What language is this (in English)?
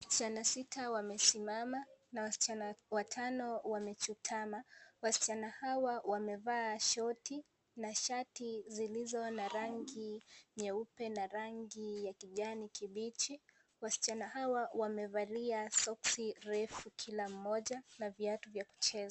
Swahili